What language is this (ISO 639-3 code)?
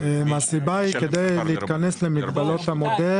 heb